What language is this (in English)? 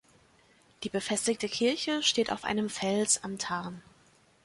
German